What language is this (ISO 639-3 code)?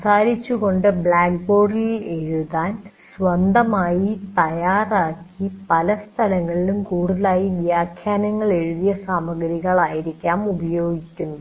mal